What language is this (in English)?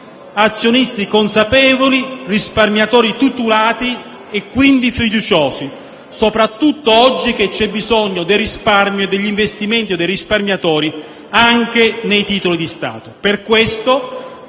Italian